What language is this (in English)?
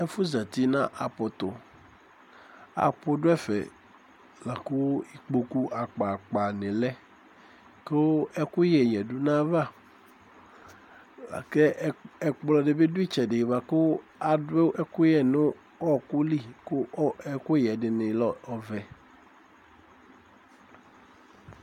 Ikposo